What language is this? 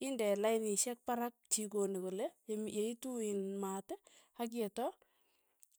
Tugen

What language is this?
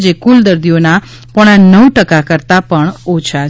Gujarati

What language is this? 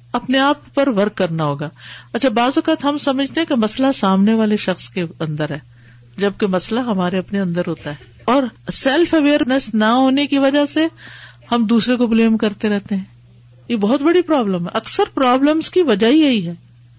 Urdu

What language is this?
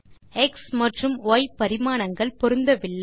Tamil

